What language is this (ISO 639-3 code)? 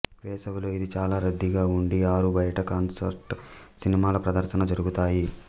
tel